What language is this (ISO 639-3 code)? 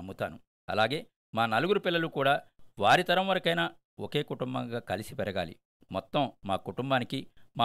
tel